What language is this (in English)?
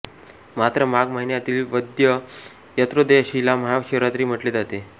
Marathi